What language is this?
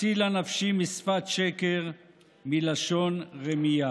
Hebrew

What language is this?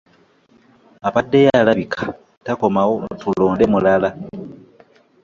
Ganda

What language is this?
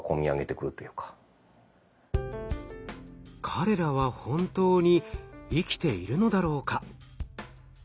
Japanese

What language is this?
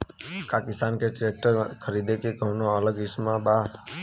Bhojpuri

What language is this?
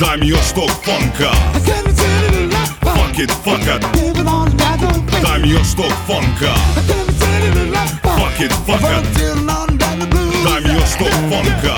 Croatian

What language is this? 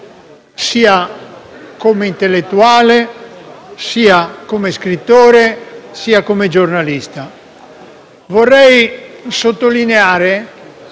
Italian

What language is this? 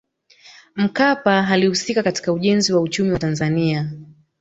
Swahili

